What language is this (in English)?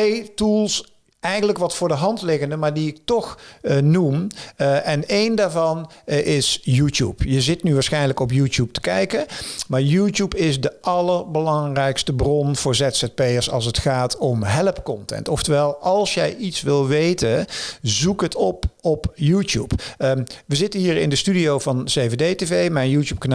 Dutch